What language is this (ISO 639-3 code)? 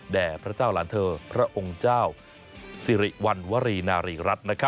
tha